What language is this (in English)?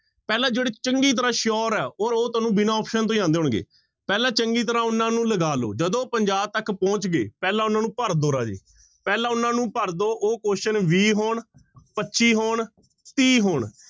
Punjabi